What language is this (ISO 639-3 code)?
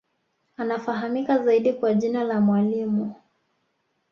swa